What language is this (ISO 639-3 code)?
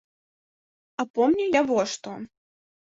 bel